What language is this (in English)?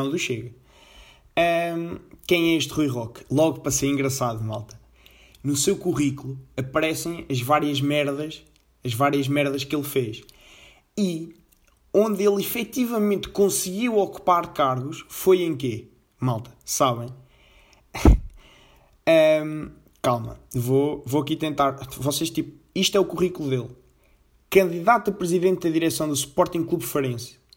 Portuguese